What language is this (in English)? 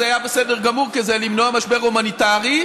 Hebrew